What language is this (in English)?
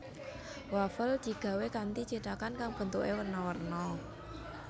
Javanese